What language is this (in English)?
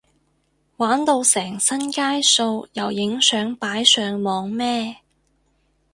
Cantonese